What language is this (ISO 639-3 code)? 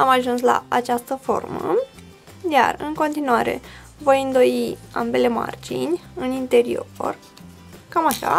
ron